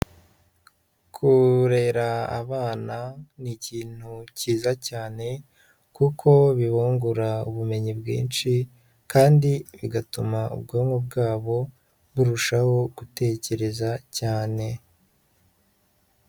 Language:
Kinyarwanda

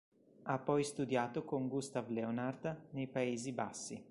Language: Italian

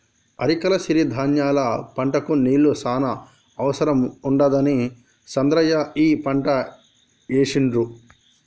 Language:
Telugu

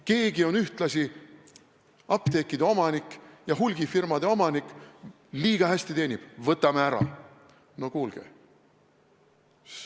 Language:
Estonian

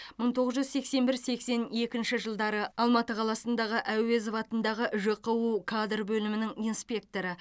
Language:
Kazakh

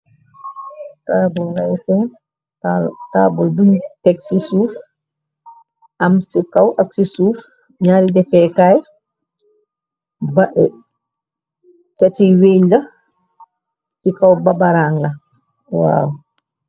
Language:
Wolof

